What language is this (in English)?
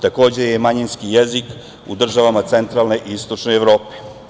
Serbian